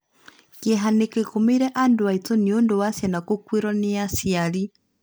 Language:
Kikuyu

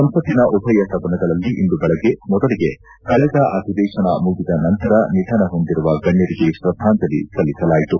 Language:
Kannada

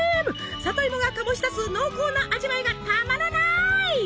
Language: Japanese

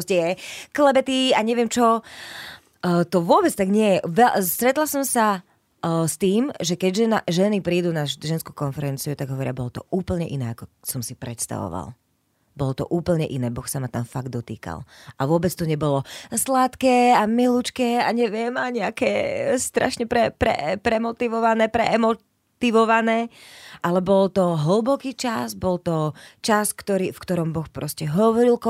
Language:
Slovak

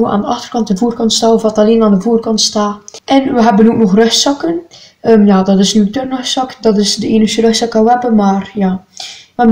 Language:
Dutch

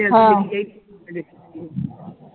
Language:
Punjabi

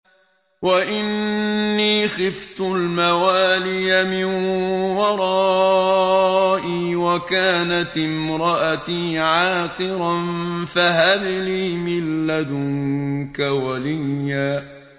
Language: Arabic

